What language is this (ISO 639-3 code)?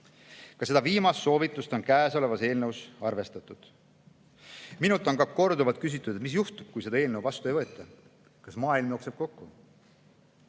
est